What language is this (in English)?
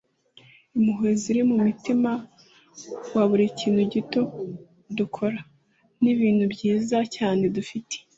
Kinyarwanda